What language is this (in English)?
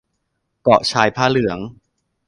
Thai